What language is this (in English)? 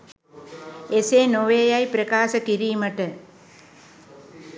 Sinhala